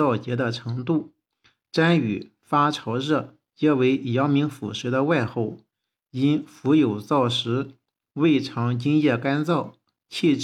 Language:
Chinese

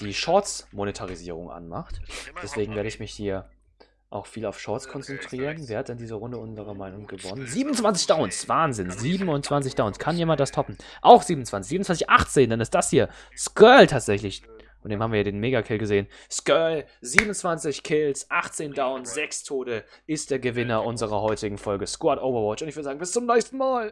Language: German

